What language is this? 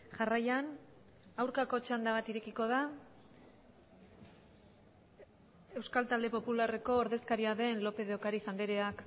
Basque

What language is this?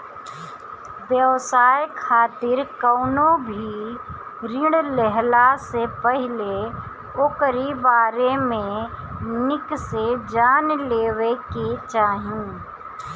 Bhojpuri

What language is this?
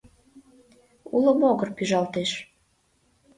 Mari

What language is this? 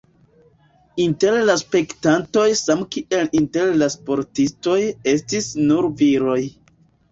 Esperanto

